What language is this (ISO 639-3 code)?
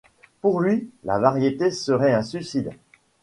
fra